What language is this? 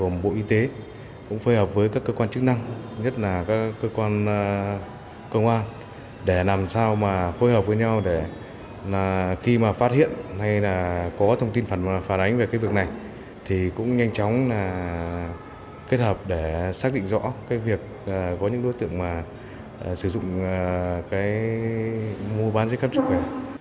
Vietnamese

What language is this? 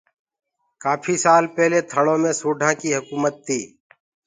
Gurgula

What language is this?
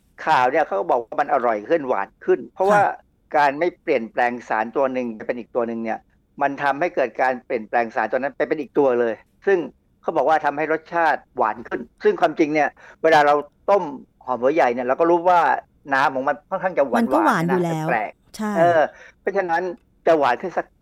Thai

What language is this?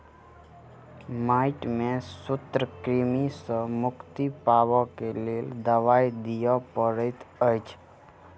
Maithili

